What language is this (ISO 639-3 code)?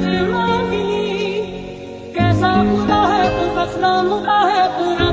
ron